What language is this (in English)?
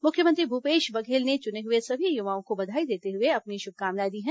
Hindi